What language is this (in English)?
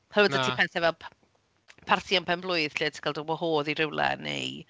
Welsh